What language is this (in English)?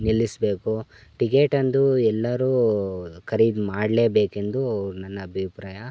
Kannada